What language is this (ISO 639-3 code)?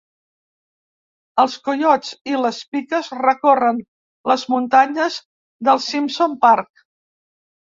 cat